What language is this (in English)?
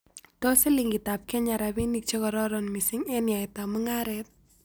Kalenjin